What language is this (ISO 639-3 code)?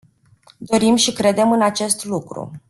ron